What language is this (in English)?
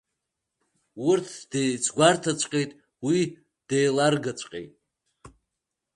Abkhazian